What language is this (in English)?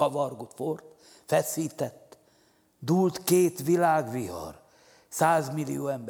Hungarian